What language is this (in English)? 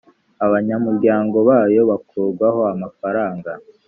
Kinyarwanda